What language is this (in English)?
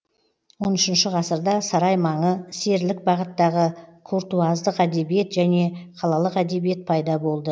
Kazakh